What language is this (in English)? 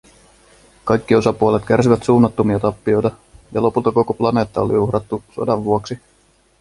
Finnish